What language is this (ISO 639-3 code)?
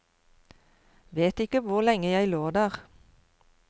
nor